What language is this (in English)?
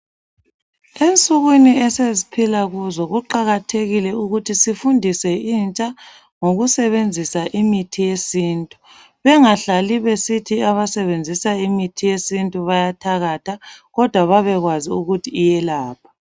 North Ndebele